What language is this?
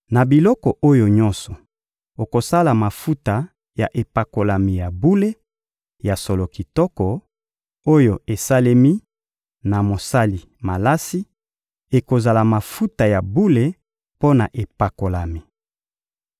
Lingala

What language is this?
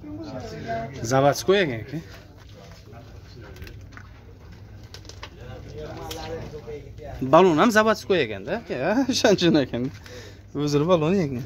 Turkish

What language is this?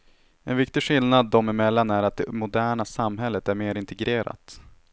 Swedish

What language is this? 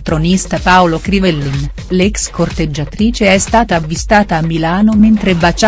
Italian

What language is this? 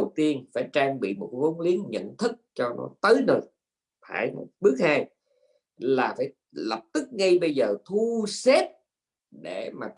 Vietnamese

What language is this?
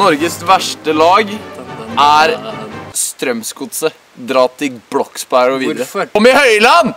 Norwegian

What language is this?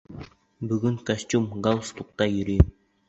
Bashkir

